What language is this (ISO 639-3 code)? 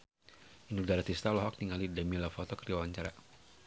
sun